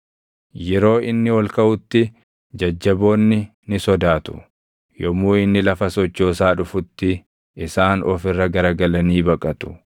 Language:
Oromo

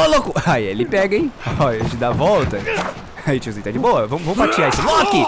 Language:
Portuguese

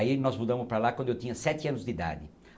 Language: Portuguese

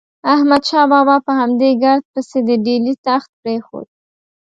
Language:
Pashto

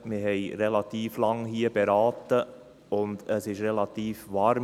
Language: Swiss German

